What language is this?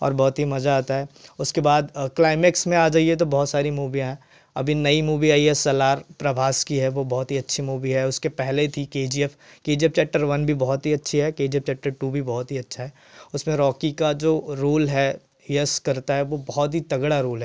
Hindi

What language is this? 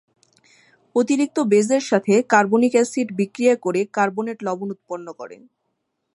Bangla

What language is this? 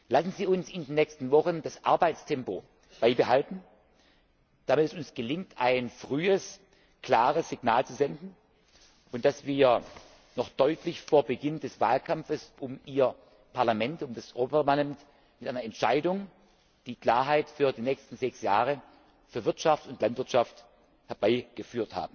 German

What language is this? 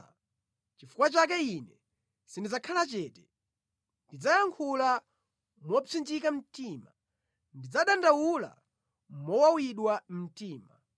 Nyanja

